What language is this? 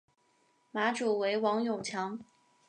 Chinese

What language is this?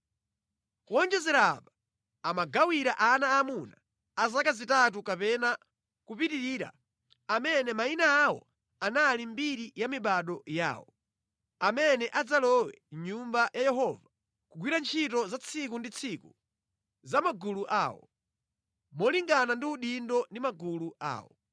Nyanja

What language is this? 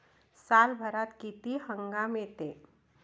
Marathi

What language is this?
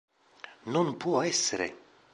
Italian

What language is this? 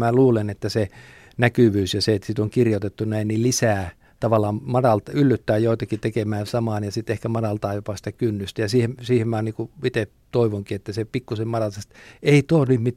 Finnish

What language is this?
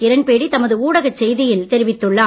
Tamil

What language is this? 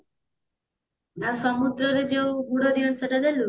Odia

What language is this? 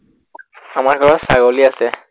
Assamese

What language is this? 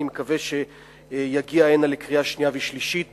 Hebrew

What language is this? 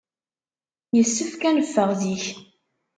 Kabyle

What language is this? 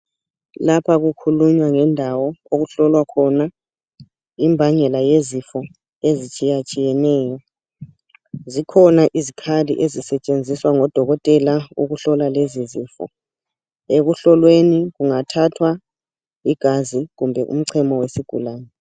North Ndebele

